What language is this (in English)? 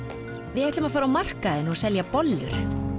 Icelandic